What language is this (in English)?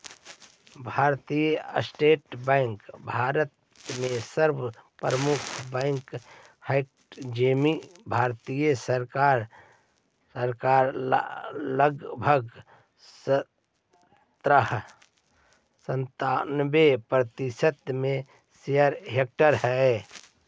Magahi